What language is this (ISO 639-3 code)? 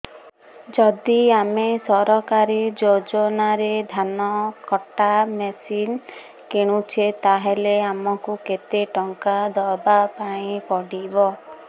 ori